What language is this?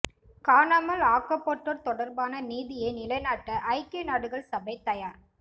Tamil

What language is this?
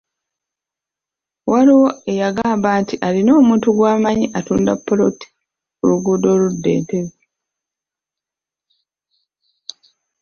Ganda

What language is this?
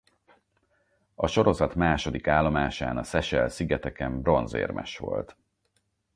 Hungarian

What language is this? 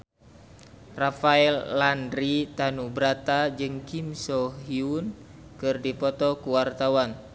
Sundanese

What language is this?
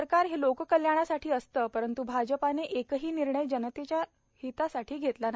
Marathi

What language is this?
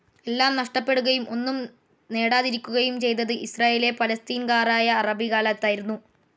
Malayalam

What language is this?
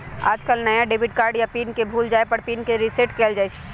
Magahi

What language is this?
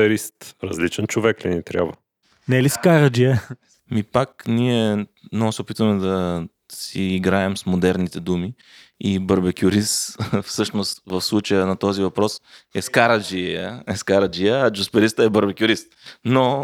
Bulgarian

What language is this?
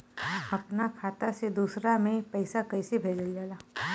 Bhojpuri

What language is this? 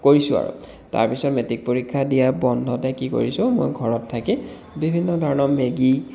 Assamese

